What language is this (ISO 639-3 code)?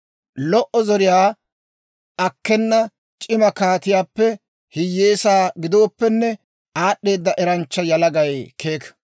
dwr